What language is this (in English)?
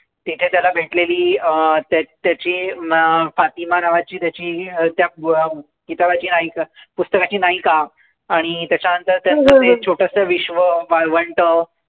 Marathi